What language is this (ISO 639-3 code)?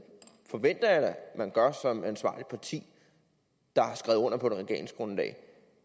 dan